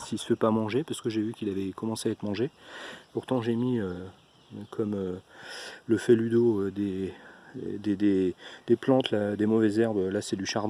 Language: French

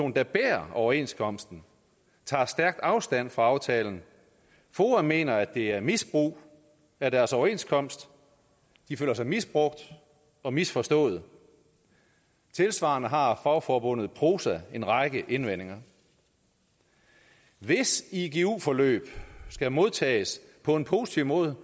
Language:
Danish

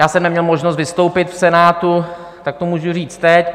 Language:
Czech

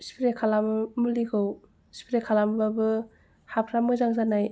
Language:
Bodo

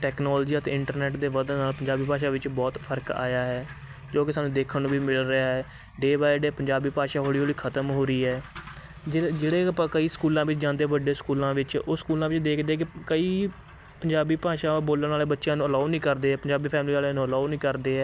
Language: Punjabi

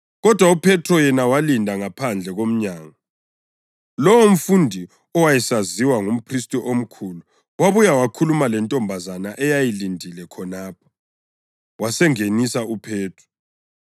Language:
North Ndebele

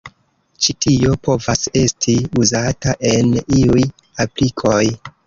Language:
Esperanto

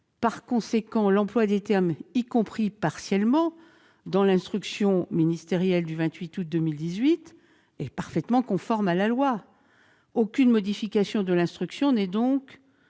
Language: French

